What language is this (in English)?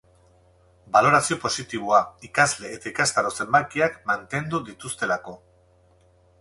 Basque